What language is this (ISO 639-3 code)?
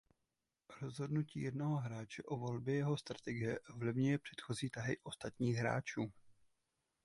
ces